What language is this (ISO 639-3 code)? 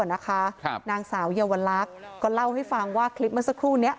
tha